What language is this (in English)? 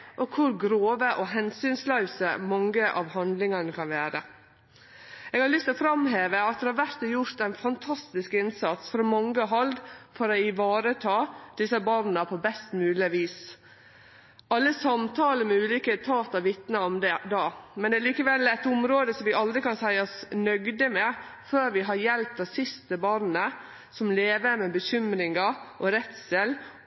Norwegian Nynorsk